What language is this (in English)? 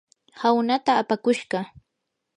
Yanahuanca Pasco Quechua